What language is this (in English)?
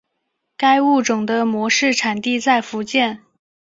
Chinese